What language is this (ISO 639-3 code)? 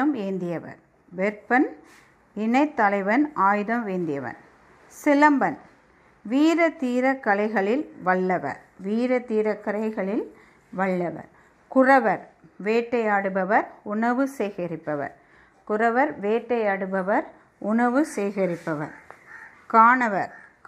tam